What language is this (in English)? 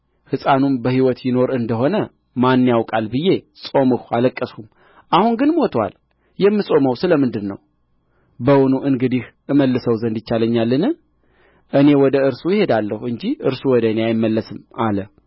Amharic